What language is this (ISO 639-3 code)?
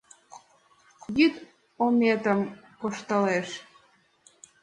chm